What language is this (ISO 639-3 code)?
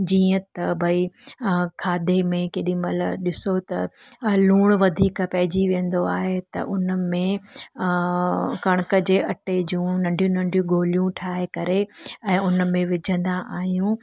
snd